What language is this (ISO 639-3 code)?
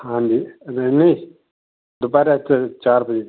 pan